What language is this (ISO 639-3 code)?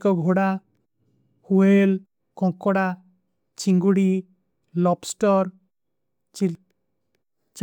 uki